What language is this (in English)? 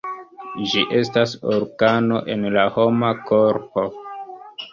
Esperanto